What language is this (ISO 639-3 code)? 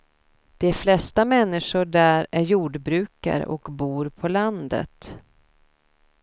swe